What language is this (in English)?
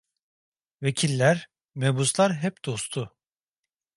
Turkish